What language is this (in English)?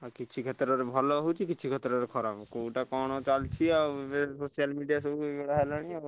Odia